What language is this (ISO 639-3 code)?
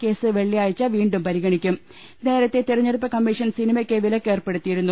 mal